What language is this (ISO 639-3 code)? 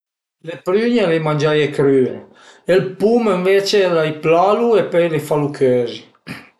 pms